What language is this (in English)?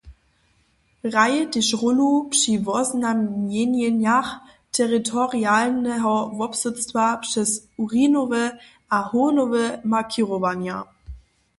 Upper Sorbian